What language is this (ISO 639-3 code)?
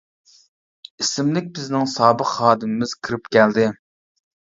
uig